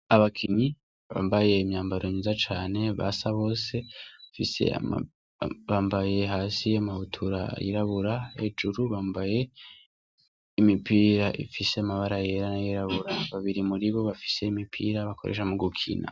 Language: Rundi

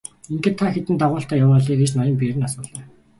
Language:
Mongolian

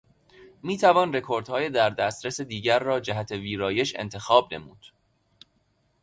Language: Persian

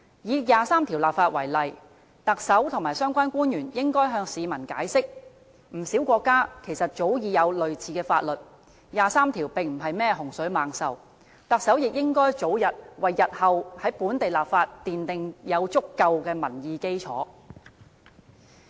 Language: Cantonese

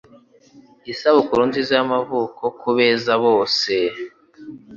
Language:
Kinyarwanda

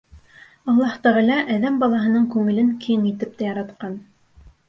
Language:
Bashkir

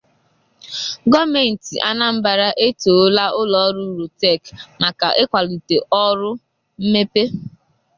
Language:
Igbo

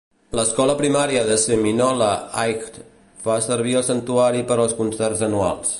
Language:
Catalan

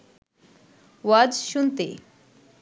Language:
Bangla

